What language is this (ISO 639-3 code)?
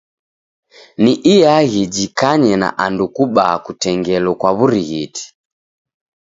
dav